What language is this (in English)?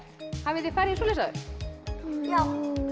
Icelandic